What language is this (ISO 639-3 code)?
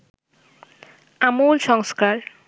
ben